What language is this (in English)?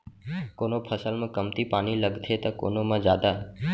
Chhattisgarhi